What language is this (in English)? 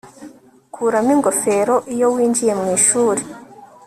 Kinyarwanda